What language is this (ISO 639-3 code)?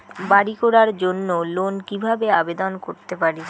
ben